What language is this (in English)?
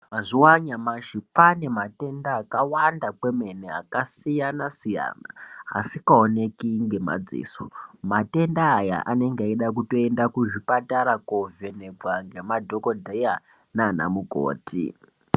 Ndau